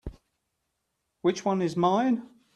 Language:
English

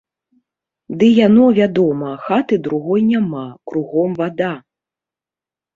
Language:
Belarusian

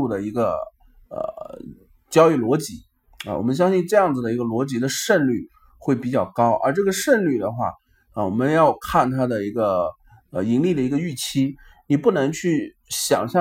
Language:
Chinese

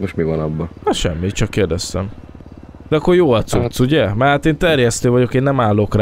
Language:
Hungarian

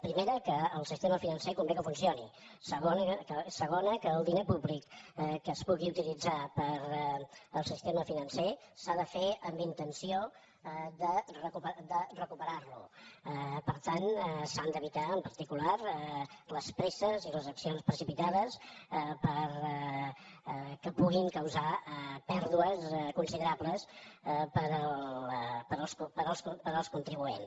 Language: Catalan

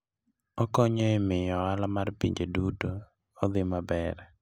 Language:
Luo (Kenya and Tanzania)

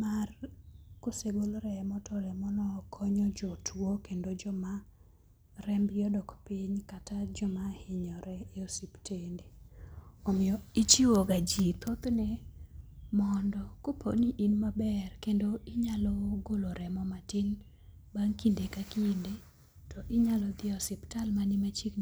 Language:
Luo (Kenya and Tanzania)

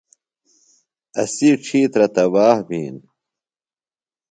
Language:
Phalura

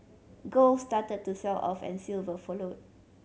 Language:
English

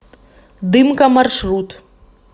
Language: Russian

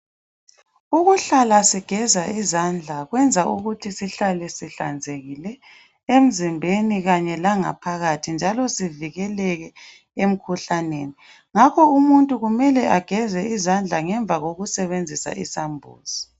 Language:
North Ndebele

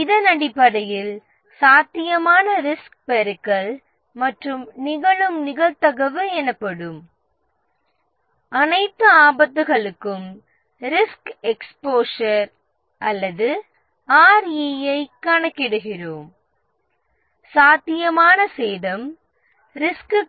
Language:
Tamil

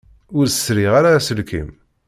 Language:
Kabyle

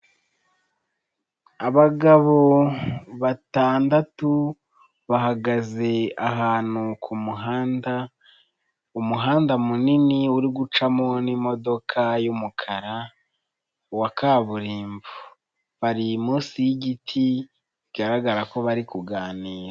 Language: Kinyarwanda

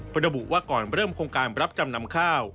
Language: Thai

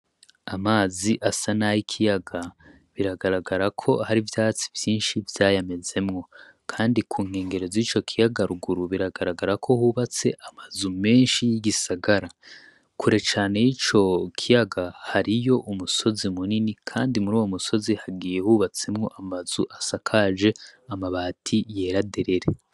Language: Rundi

